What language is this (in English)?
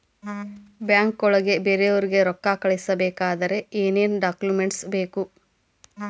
Kannada